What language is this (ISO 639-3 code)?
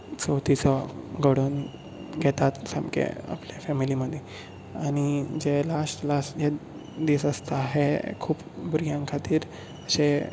kok